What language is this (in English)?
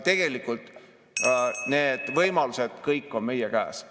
Estonian